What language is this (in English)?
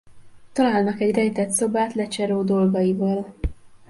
Hungarian